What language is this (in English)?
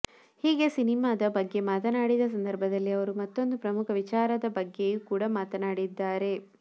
Kannada